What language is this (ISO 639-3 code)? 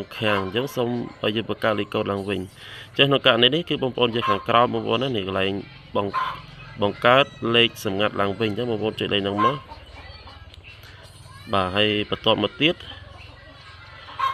vie